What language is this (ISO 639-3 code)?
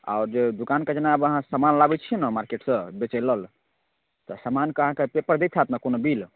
mai